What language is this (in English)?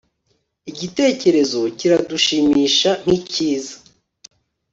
Kinyarwanda